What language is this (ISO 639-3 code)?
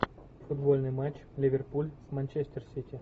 rus